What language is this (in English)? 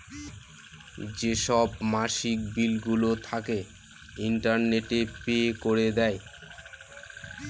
Bangla